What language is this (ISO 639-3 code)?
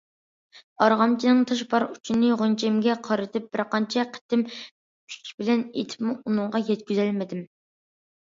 uig